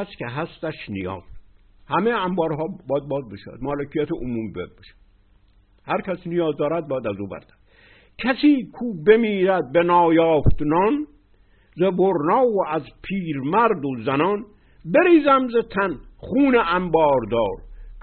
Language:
Persian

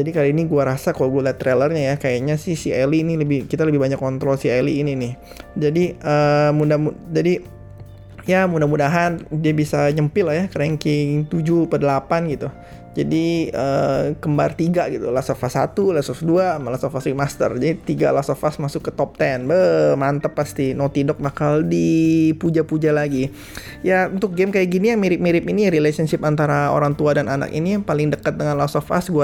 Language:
Indonesian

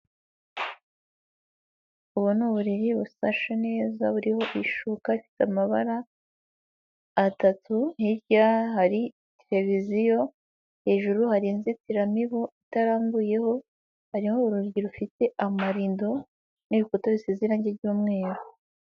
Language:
Kinyarwanda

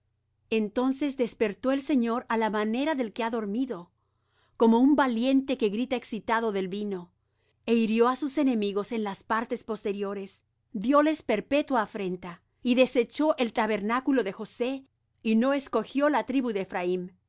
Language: Spanish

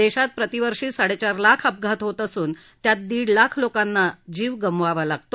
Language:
Marathi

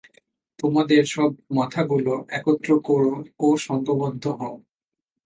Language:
Bangla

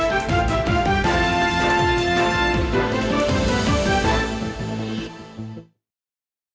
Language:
Vietnamese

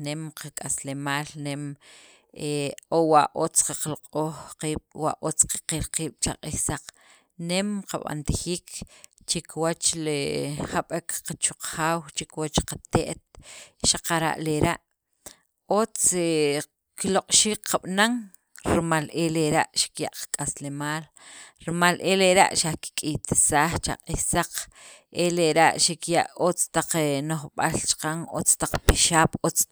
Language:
Sacapulteco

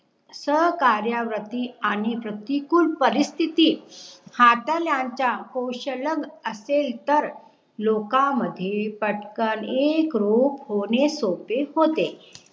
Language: Marathi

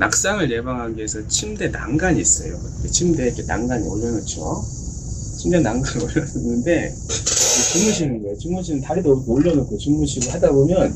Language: Korean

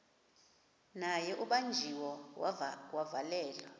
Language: Xhosa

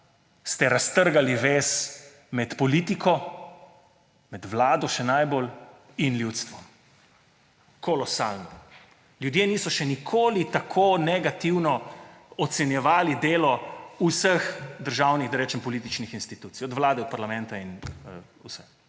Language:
Slovenian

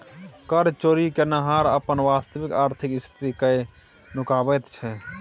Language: Maithili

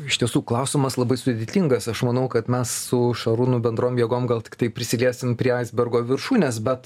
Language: Lithuanian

